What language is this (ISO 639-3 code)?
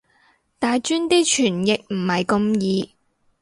yue